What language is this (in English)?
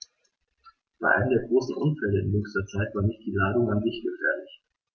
German